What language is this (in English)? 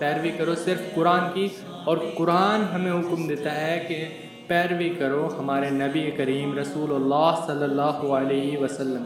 Urdu